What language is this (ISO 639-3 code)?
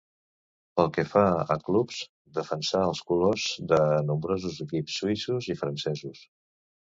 cat